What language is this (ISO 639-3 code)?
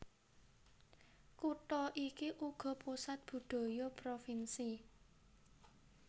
jav